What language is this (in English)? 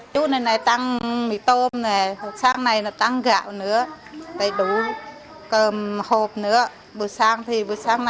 Vietnamese